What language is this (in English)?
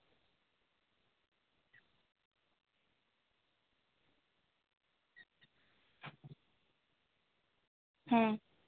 Santali